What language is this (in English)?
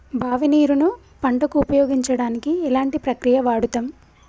Telugu